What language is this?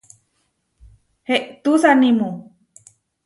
Huarijio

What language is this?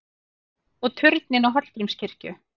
Icelandic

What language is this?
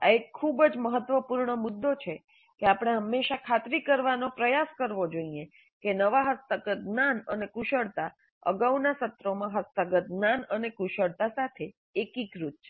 Gujarati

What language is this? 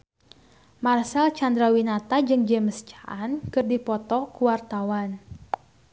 Sundanese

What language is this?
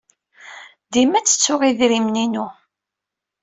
Kabyle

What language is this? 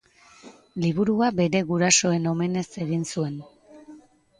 Basque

